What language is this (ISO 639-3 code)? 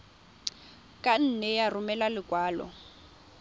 tsn